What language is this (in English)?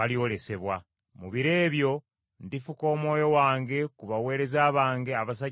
Ganda